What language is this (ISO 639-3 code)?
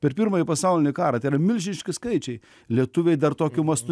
lit